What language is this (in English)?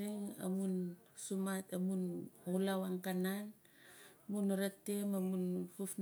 Nalik